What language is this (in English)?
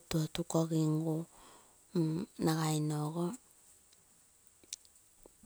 Terei